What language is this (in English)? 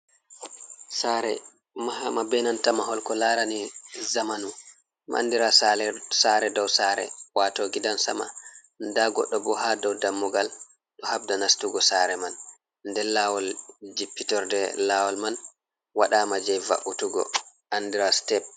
Fula